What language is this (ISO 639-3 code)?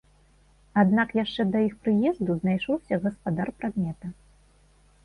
bel